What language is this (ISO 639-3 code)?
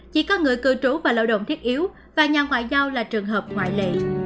vie